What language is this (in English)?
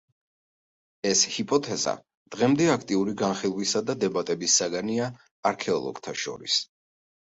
Georgian